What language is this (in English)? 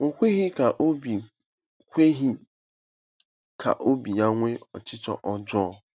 Igbo